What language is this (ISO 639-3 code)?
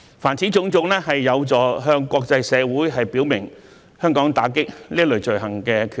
yue